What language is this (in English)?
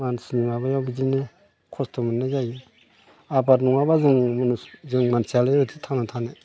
Bodo